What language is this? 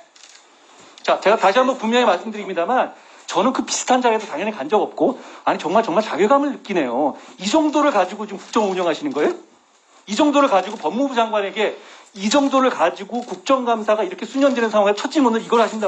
Korean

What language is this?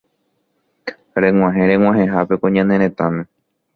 Guarani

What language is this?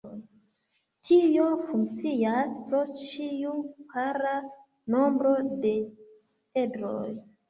Esperanto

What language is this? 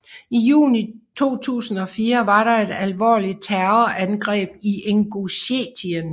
Danish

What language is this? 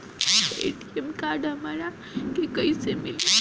Bhojpuri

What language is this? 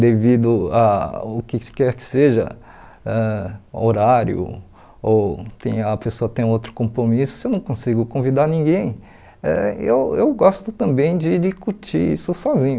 Portuguese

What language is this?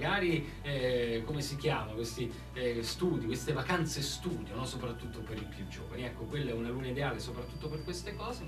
Italian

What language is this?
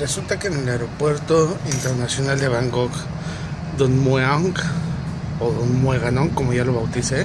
Spanish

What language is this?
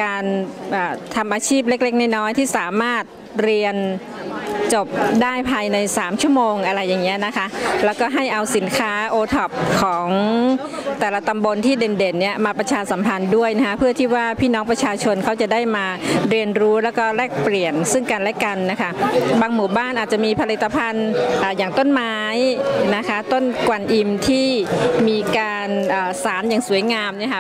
Thai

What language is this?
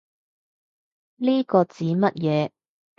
Cantonese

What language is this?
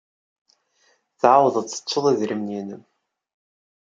Kabyle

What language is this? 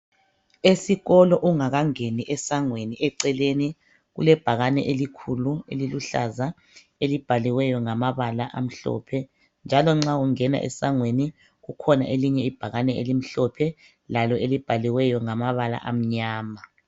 North Ndebele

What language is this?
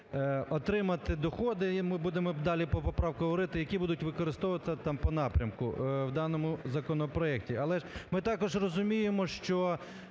Ukrainian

